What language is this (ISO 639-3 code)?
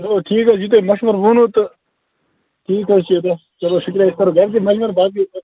kas